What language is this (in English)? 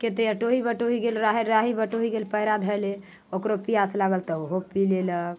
Maithili